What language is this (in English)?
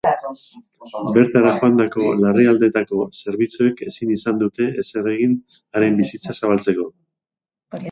Basque